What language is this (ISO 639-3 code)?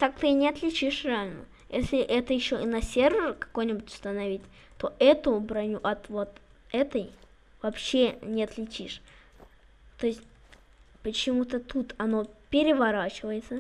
rus